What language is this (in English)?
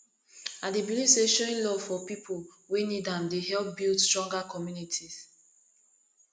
Nigerian Pidgin